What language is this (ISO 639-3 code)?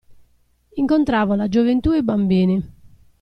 ita